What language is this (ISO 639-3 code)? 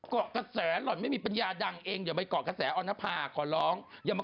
tha